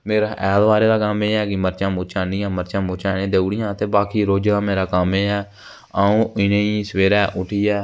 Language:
Dogri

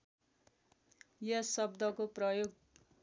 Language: Nepali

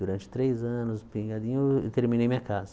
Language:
Portuguese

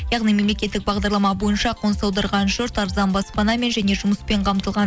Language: Kazakh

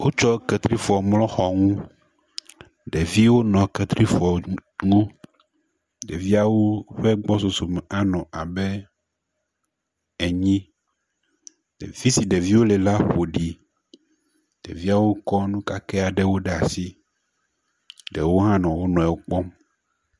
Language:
Ewe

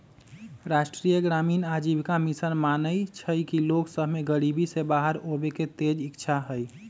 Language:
Magahi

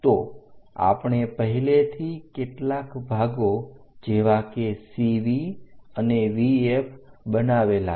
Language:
Gujarati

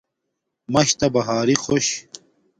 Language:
Domaaki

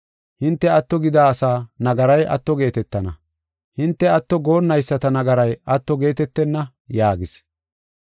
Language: Gofa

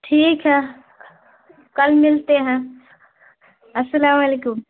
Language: Urdu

